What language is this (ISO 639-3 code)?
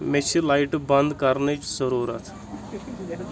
kas